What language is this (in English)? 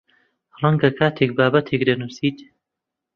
Central Kurdish